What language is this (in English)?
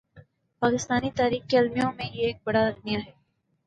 Urdu